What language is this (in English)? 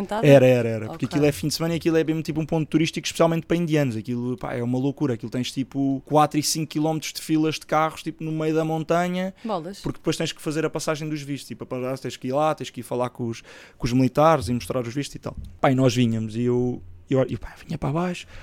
Portuguese